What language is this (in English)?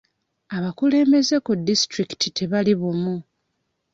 Ganda